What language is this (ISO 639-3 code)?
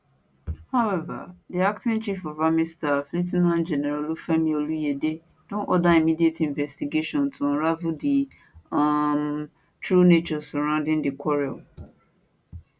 pcm